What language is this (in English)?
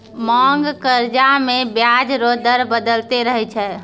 Maithili